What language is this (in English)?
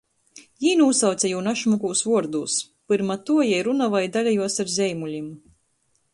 Latgalian